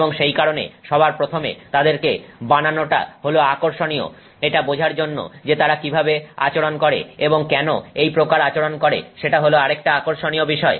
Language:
Bangla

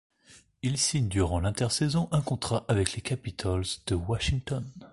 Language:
French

